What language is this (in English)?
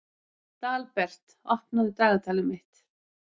Icelandic